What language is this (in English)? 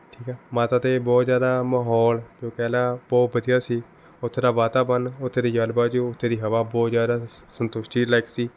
Punjabi